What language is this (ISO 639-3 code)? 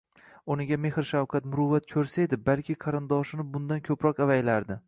uzb